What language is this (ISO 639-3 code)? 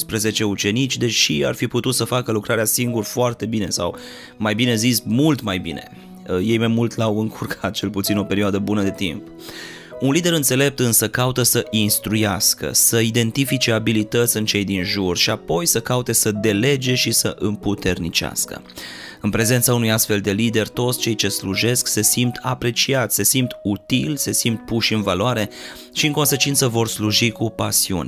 ron